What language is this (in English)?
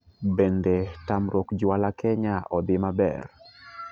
Luo (Kenya and Tanzania)